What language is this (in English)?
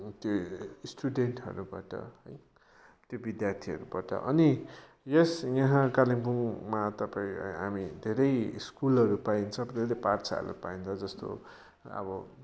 Nepali